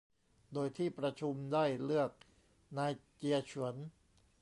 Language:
Thai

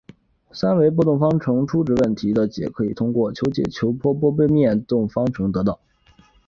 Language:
Chinese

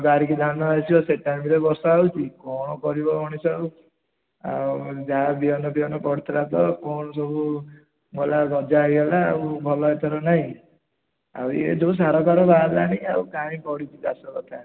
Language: Odia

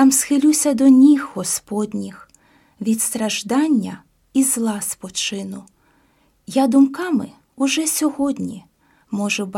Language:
Ukrainian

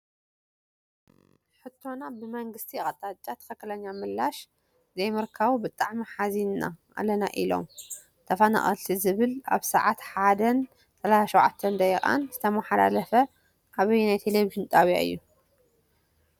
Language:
Tigrinya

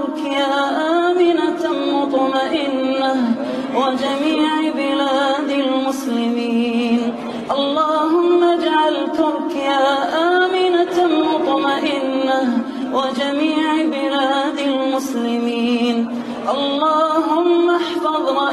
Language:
Arabic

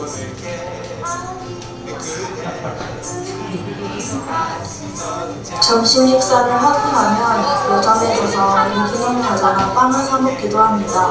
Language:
Korean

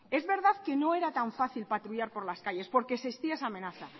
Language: Spanish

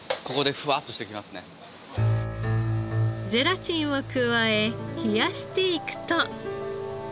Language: Japanese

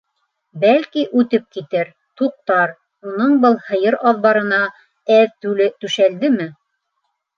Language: Bashkir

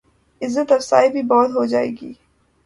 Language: Urdu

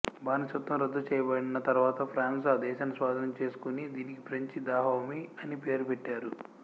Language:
Telugu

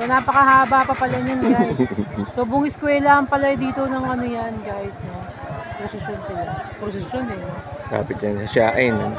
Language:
Filipino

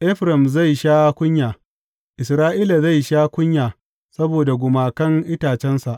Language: Hausa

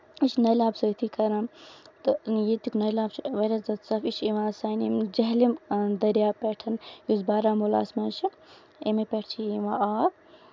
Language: Kashmiri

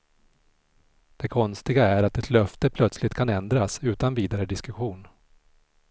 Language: Swedish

